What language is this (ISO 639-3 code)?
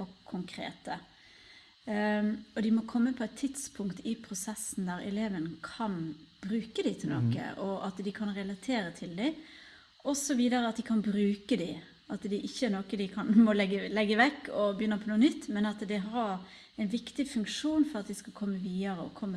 nor